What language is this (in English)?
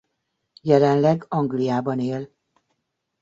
Hungarian